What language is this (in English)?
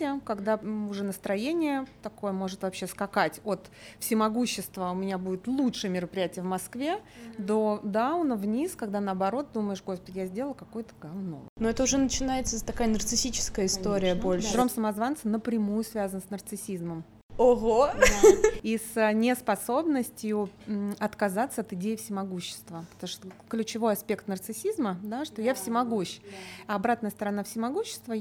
Russian